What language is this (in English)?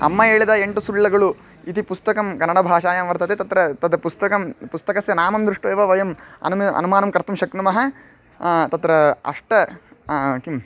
Sanskrit